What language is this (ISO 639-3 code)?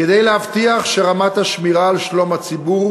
heb